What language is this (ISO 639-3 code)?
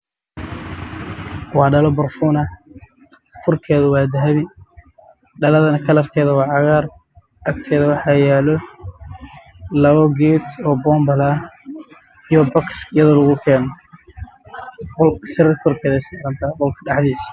som